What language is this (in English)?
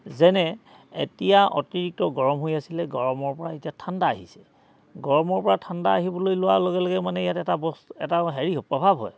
Assamese